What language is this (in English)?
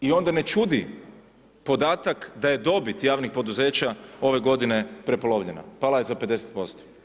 Croatian